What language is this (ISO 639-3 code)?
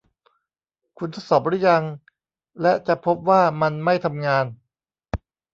tha